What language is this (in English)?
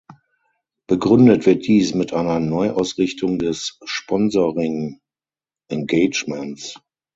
German